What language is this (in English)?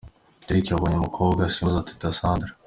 Kinyarwanda